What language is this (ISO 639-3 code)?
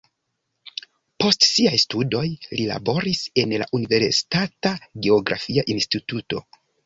epo